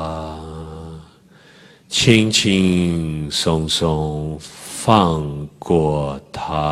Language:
Chinese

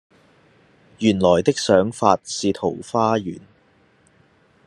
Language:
Cantonese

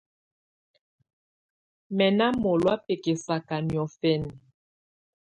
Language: Tunen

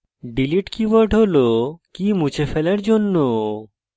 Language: Bangla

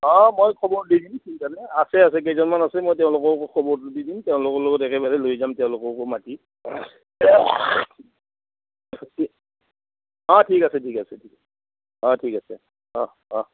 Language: Assamese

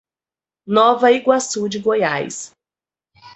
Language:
Portuguese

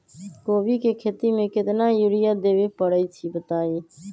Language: Magahi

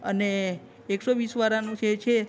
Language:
Gujarati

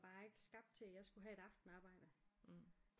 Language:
Danish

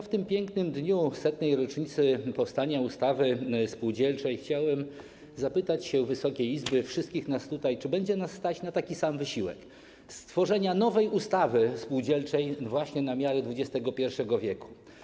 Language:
Polish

